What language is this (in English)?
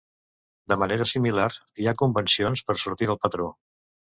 Catalan